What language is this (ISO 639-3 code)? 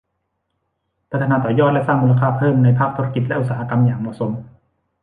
tha